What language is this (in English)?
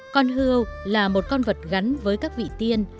Vietnamese